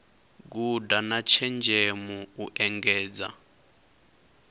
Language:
Venda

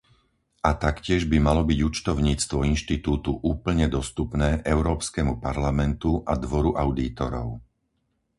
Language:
Slovak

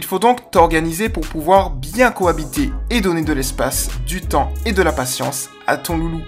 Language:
French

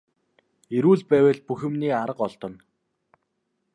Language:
Mongolian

